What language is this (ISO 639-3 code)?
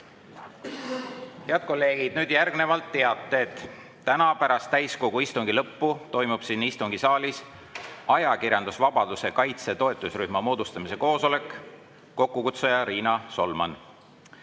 est